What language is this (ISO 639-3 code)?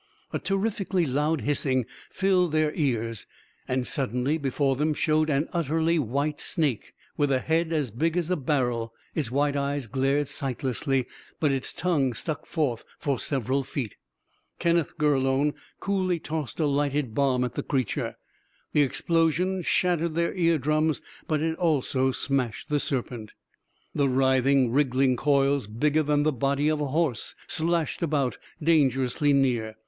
eng